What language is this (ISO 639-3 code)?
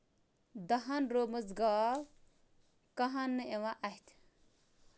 kas